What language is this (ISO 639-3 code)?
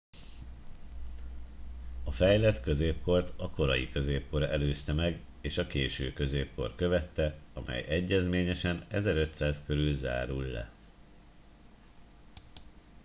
hun